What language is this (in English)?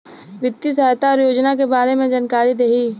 Bhojpuri